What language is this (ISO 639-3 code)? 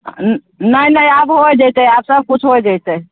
mai